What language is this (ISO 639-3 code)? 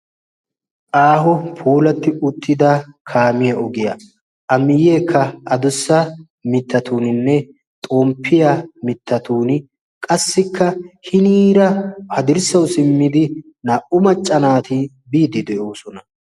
wal